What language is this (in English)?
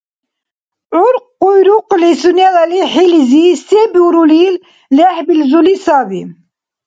Dargwa